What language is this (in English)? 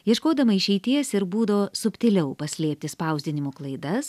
Lithuanian